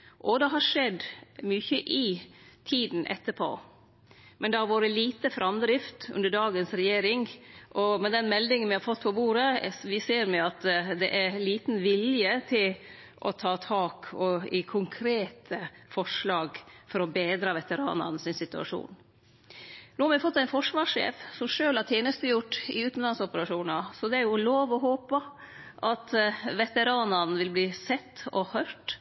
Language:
Norwegian Nynorsk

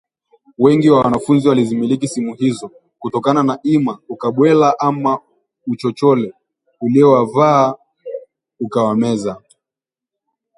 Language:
Swahili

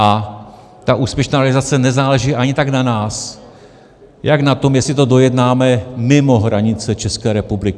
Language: Czech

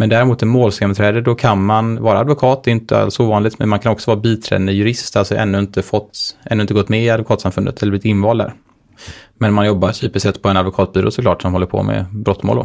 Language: Swedish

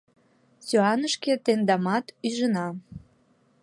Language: Mari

